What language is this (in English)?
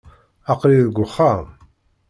Kabyle